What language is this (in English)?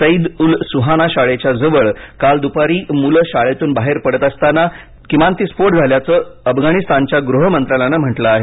Marathi